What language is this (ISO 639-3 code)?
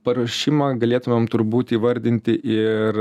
lit